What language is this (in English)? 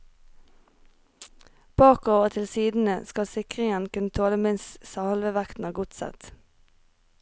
Norwegian